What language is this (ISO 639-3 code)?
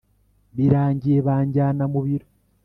kin